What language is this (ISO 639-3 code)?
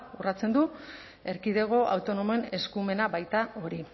eus